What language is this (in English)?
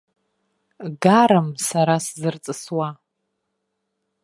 Abkhazian